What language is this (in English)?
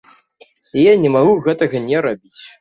Belarusian